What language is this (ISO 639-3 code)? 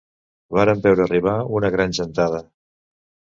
cat